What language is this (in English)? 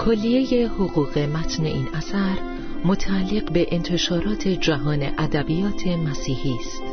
Persian